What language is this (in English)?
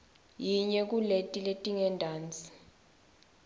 Swati